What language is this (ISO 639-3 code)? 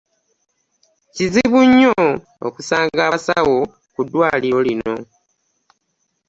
lug